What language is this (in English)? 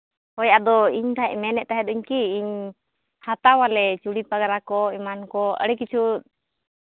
Santali